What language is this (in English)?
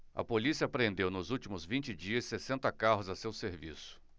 Portuguese